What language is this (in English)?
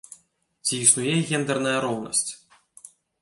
Belarusian